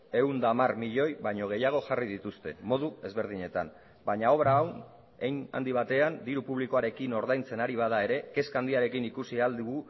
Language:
Basque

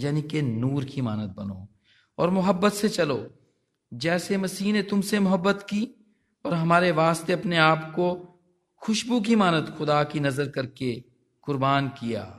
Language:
Hindi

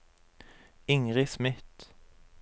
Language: Norwegian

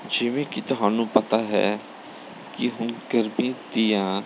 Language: Punjabi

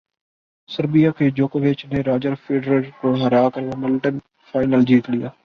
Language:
Urdu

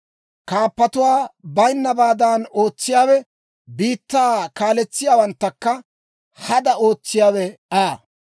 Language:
Dawro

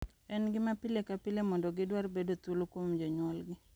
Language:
Luo (Kenya and Tanzania)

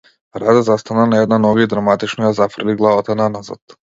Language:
Macedonian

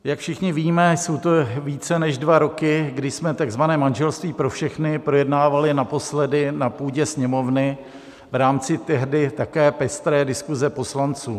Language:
Czech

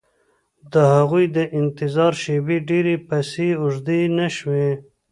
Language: Pashto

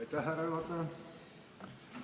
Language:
Estonian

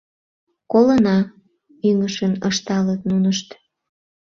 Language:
Mari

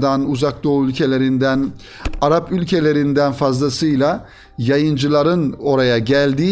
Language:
Turkish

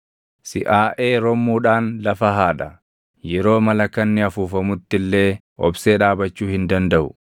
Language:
Oromo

